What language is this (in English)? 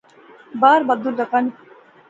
Pahari-Potwari